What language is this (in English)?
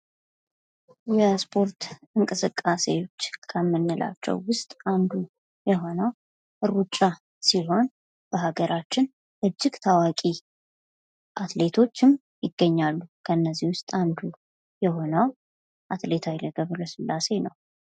Amharic